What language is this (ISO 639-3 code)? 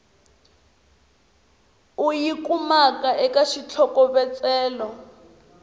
tso